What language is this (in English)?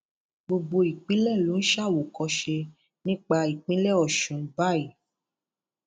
Yoruba